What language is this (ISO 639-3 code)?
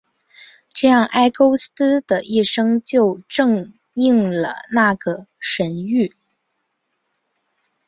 zho